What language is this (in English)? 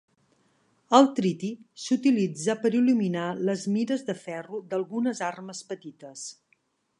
Catalan